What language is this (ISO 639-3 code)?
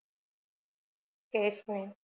mar